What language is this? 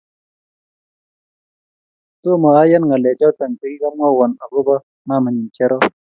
Kalenjin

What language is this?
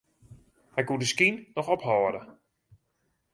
Western Frisian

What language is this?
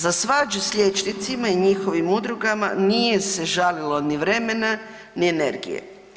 Croatian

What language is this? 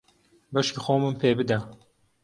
Central Kurdish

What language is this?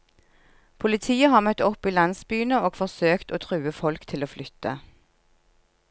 Norwegian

